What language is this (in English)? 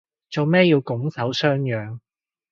Cantonese